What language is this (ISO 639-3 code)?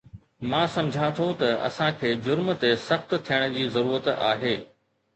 snd